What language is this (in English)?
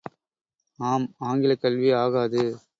Tamil